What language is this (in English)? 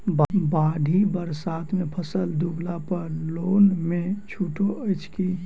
Maithili